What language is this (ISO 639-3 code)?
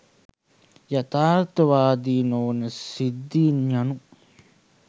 sin